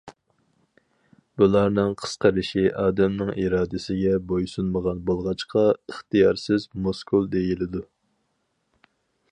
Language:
Uyghur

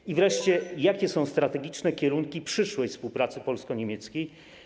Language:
Polish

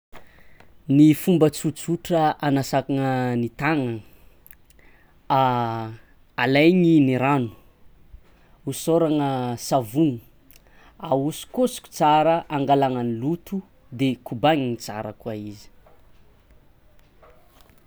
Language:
Tsimihety Malagasy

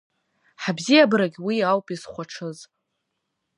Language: Abkhazian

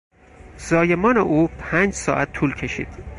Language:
Persian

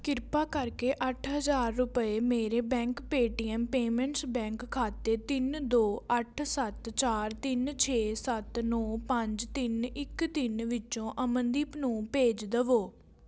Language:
Punjabi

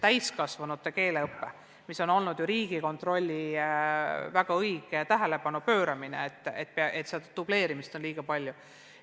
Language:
Estonian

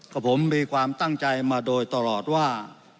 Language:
Thai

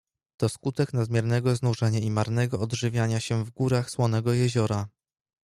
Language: Polish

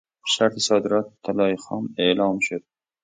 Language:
Persian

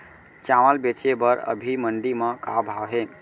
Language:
Chhattisgarhi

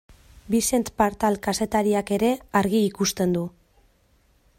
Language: Basque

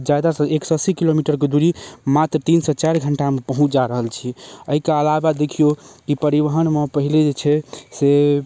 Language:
Maithili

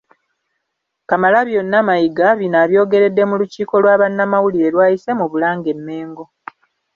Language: Ganda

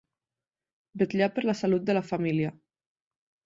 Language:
Catalan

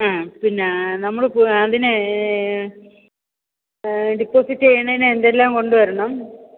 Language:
Malayalam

